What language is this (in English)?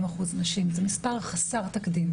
Hebrew